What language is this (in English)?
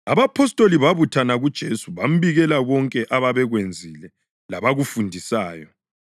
North Ndebele